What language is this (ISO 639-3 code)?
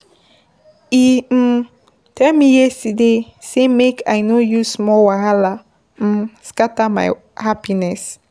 pcm